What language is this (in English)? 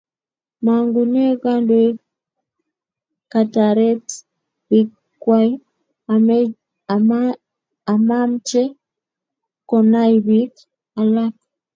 Kalenjin